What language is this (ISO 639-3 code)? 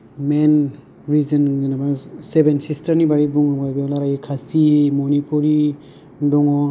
brx